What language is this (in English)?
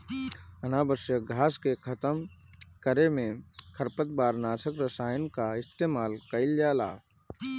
Bhojpuri